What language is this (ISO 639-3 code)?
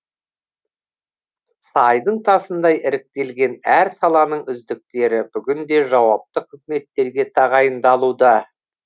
kaz